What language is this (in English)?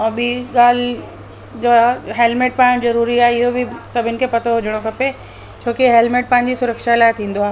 Sindhi